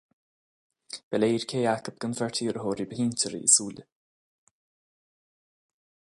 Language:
Irish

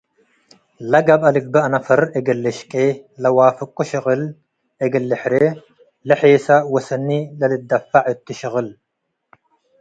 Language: Tigre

